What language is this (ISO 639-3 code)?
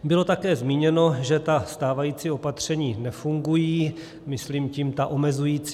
ces